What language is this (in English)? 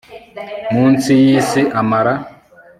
Kinyarwanda